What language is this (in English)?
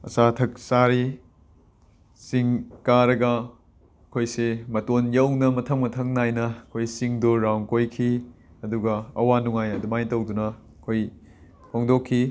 Manipuri